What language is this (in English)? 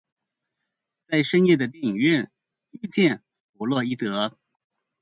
Chinese